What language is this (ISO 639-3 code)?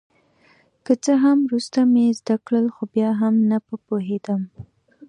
pus